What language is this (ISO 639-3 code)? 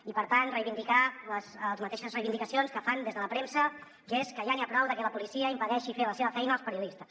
cat